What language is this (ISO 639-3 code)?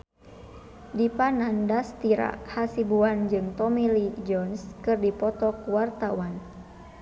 sun